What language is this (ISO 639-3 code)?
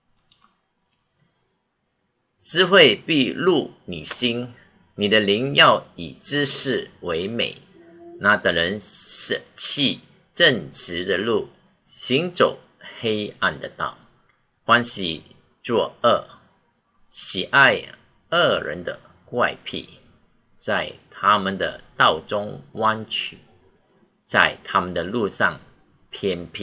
zho